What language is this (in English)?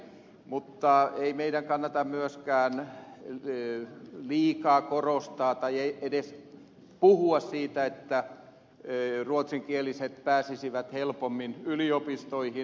Finnish